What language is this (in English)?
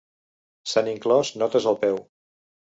Catalan